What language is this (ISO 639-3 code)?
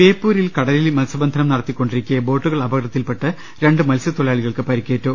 mal